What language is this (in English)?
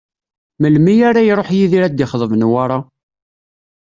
Kabyle